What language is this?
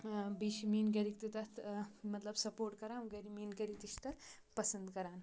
Kashmiri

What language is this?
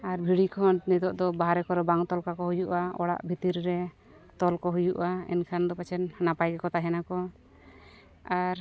Santali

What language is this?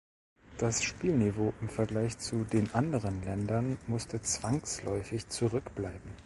German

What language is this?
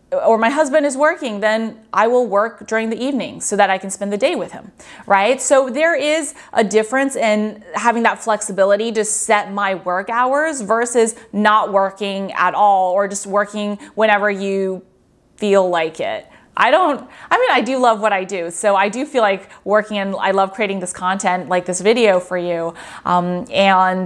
English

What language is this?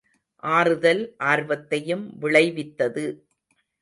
Tamil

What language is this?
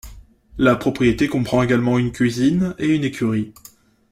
French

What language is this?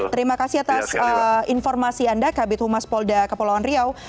Indonesian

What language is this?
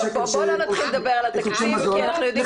Hebrew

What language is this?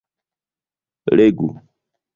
Esperanto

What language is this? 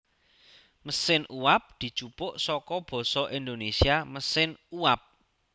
Javanese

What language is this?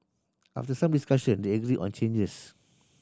English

